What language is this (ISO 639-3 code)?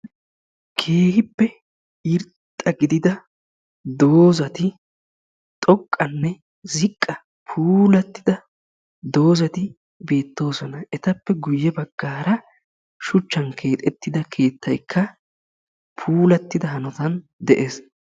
wal